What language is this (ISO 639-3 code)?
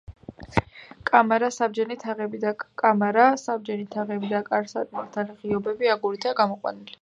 kat